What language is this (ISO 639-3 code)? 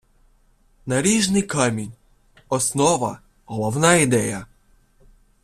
ukr